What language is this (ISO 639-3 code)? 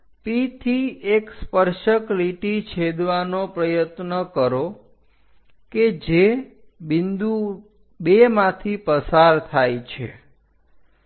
guj